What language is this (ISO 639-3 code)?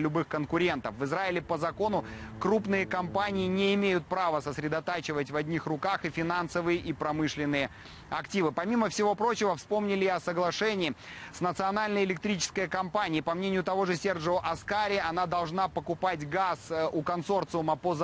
rus